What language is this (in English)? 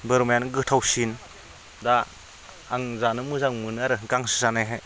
Bodo